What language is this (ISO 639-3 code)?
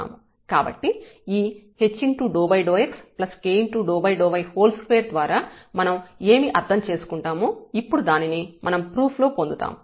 tel